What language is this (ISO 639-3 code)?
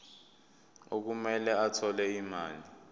zul